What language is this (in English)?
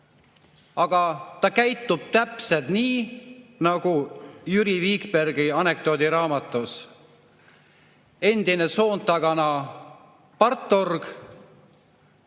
Estonian